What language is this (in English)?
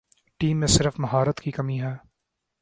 Urdu